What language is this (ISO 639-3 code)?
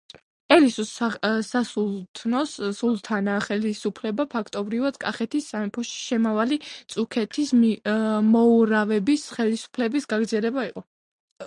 kat